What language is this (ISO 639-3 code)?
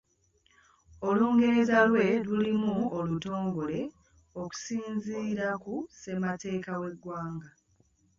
lug